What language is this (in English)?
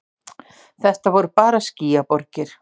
Icelandic